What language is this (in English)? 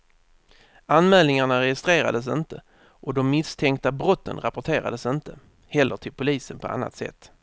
Swedish